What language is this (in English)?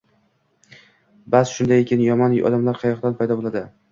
Uzbek